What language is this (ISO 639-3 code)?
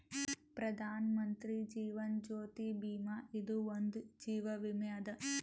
kan